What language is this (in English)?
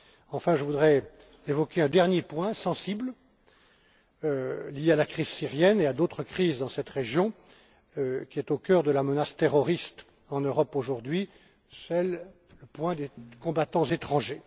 French